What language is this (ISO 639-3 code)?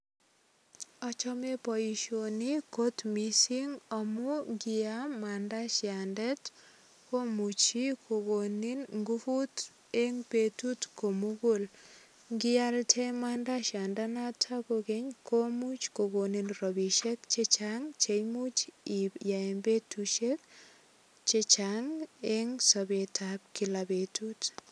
kln